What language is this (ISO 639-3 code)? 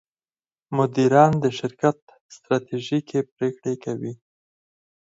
pus